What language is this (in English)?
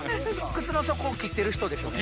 Japanese